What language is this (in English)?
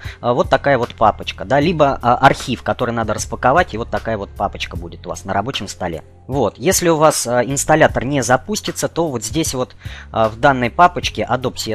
Russian